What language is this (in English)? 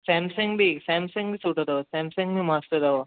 Sindhi